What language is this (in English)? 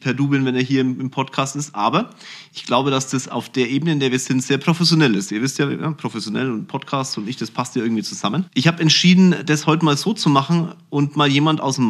German